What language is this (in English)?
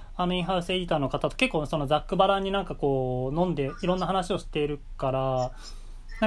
Japanese